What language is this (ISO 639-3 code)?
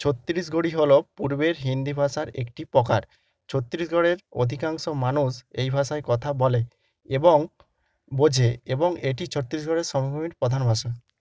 ben